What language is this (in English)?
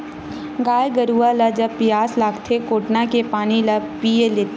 Chhattisgarhi